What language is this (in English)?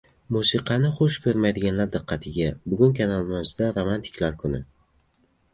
Uzbek